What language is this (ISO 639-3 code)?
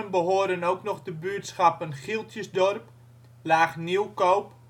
nld